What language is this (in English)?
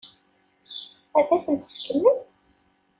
Kabyle